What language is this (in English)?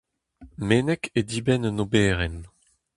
Breton